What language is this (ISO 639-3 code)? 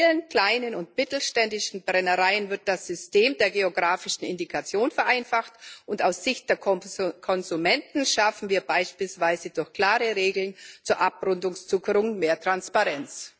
deu